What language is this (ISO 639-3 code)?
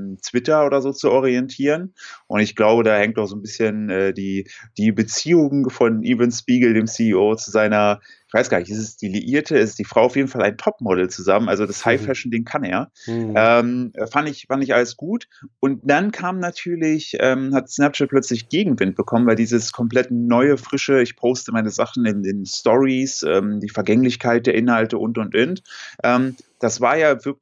deu